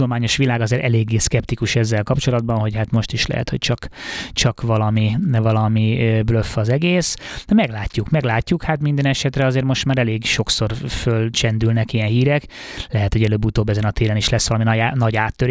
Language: Hungarian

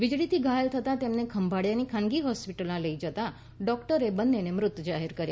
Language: Gujarati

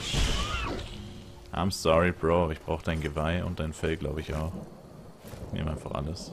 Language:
German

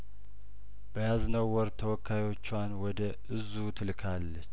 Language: Amharic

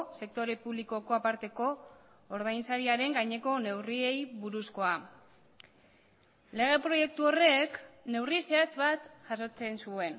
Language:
Basque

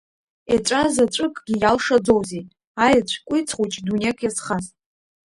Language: Abkhazian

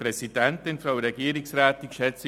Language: Swiss German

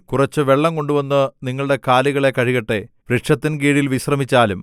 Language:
Malayalam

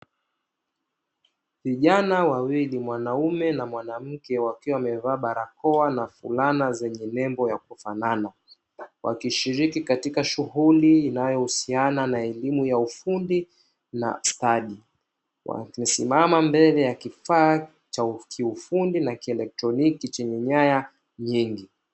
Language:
Swahili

